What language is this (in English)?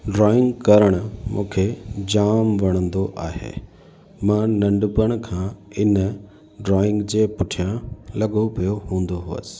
Sindhi